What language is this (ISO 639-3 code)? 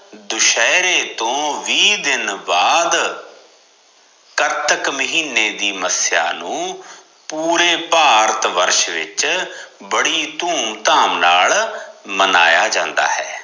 pan